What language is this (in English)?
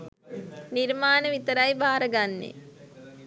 Sinhala